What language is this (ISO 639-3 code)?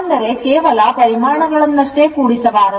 kan